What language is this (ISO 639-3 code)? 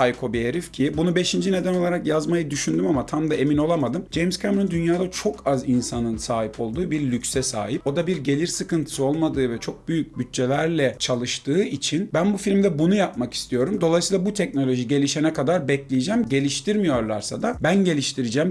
tur